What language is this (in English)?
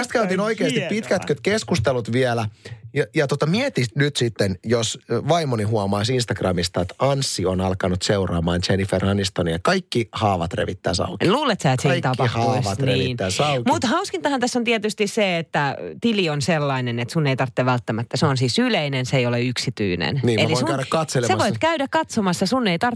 Finnish